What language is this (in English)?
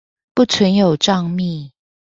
Chinese